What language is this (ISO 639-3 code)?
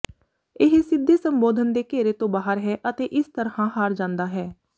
pan